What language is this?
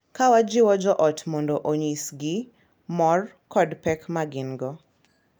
Luo (Kenya and Tanzania)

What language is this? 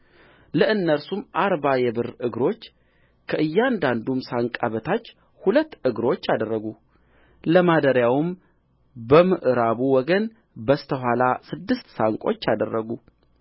Amharic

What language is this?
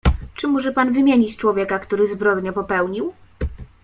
Polish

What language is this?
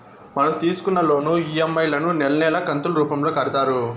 Telugu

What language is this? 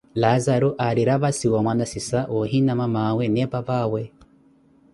Koti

